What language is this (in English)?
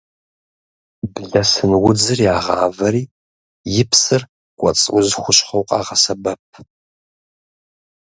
Kabardian